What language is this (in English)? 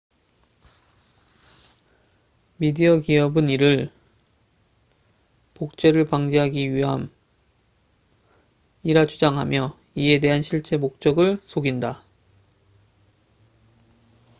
Korean